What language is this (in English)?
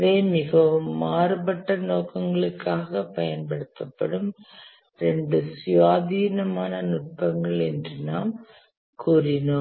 Tamil